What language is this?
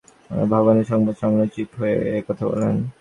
Bangla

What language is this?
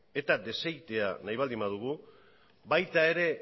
Basque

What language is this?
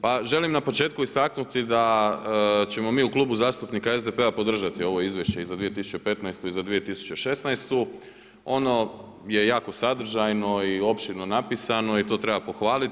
Croatian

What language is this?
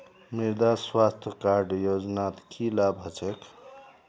Magahi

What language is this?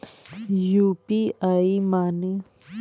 Bhojpuri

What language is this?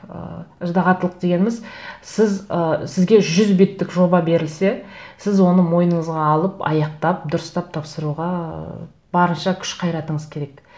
Kazakh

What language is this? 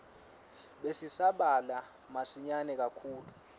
Swati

